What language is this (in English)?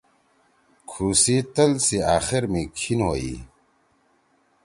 Torwali